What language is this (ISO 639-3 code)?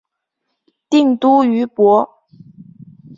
zho